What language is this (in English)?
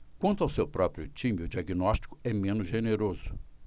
Portuguese